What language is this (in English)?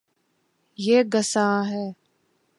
Urdu